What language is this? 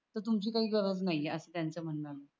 Marathi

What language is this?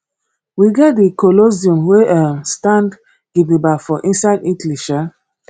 Nigerian Pidgin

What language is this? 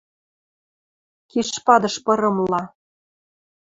Western Mari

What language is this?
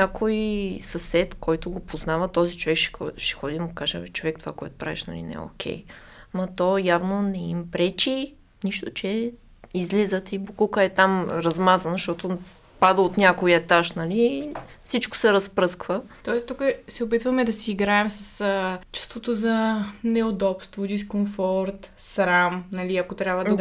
Bulgarian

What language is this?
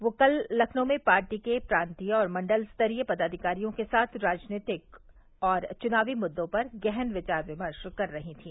Hindi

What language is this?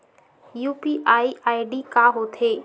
Chhattisgarhi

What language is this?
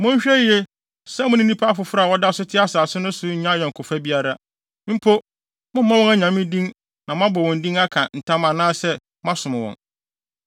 Akan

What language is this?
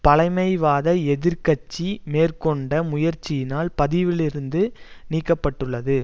Tamil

